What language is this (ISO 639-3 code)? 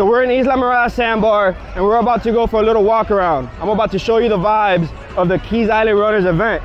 eng